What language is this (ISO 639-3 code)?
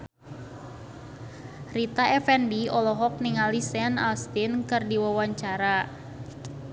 sun